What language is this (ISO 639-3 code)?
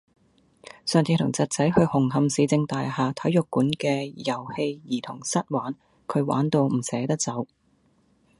yue